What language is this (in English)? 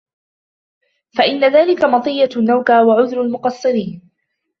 Arabic